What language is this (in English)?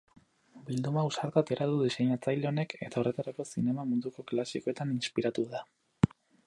Basque